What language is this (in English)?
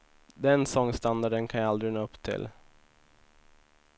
Swedish